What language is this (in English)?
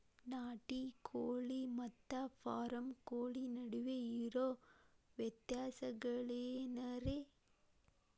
Kannada